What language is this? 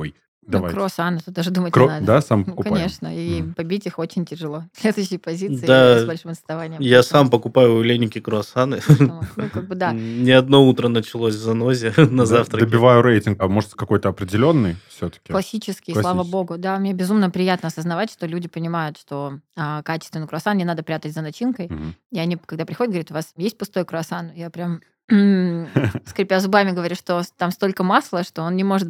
Russian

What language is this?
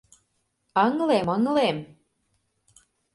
Mari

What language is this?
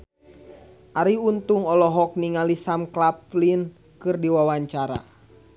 Sundanese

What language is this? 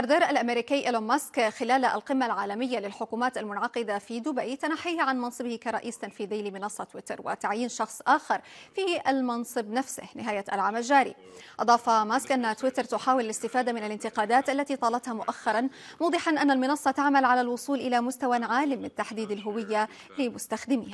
Arabic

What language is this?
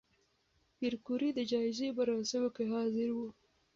Pashto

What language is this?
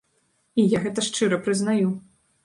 Belarusian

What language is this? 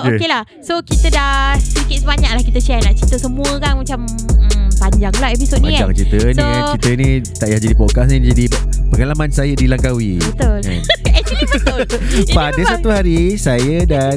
Malay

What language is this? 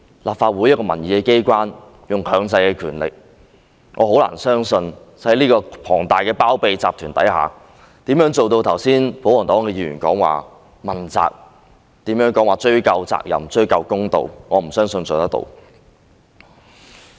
Cantonese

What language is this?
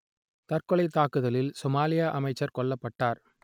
Tamil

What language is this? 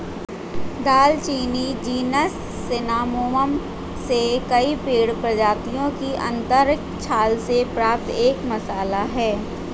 Hindi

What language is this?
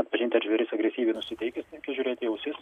Lithuanian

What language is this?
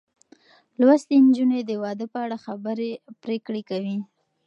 Pashto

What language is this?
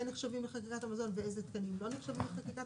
Hebrew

